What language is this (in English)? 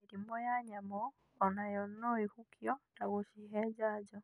Kikuyu